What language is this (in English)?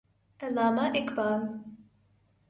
Urdu